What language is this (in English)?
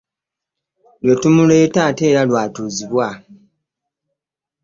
Ganda